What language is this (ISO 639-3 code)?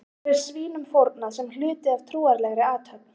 isl